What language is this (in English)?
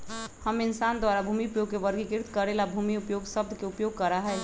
Magahi